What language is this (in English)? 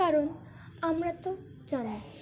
Bangla